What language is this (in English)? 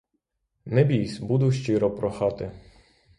Ukrainian